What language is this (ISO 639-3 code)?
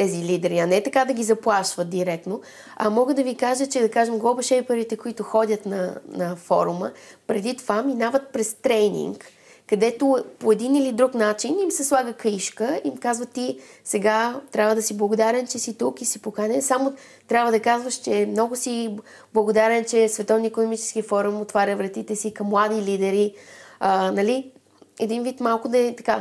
bul